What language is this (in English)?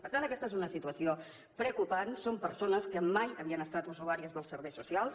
Catalan